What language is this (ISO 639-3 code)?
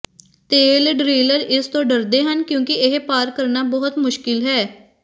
pan